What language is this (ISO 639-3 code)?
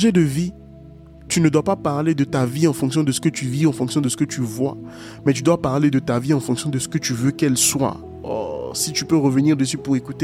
fra